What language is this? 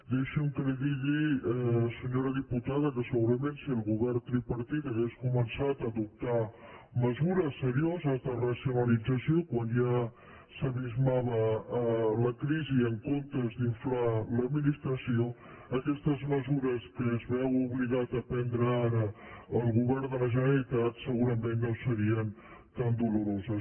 Catalan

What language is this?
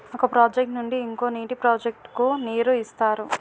Telugu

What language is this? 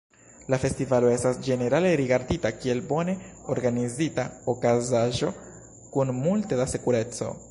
Esperanto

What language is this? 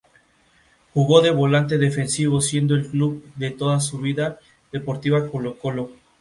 Spanish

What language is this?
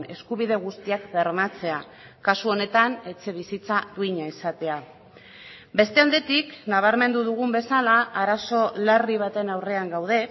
Basque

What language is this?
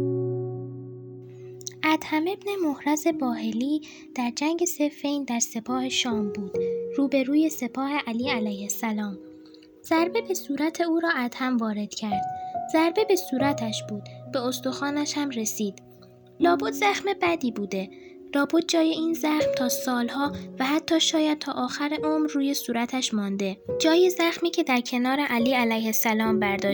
Persian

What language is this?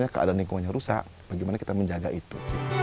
Indonesian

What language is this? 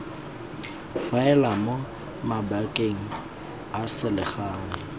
Tswana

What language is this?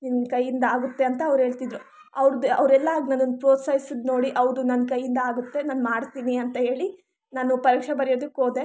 Kannada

